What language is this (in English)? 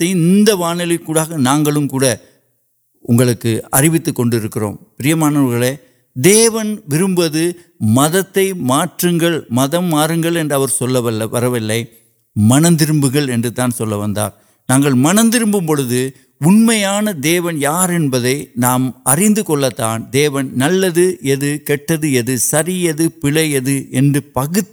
Urdu